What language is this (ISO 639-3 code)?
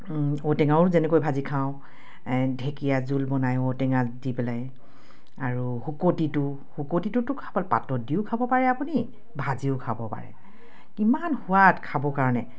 asm